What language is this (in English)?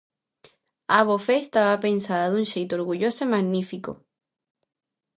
Galician